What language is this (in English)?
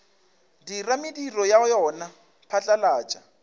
Northern Sotho